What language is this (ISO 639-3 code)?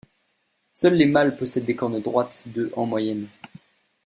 fra